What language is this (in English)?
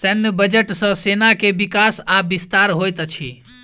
Maithili